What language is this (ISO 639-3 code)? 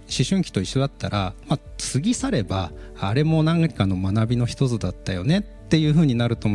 jpn